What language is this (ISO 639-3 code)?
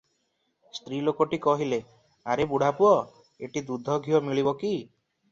ori